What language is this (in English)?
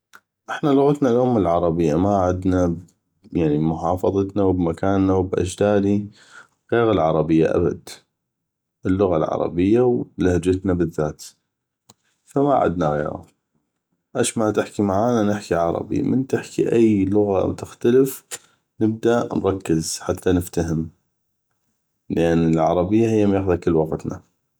North Mesopotamian Arabic